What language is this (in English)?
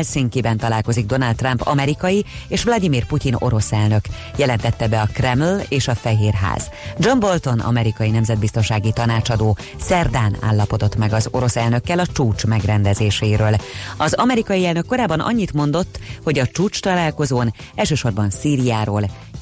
Hungarian